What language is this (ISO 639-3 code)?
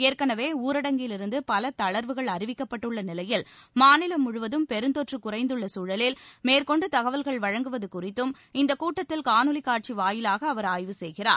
tam